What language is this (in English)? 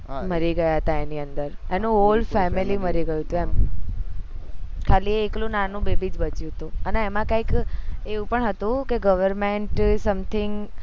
Gujarati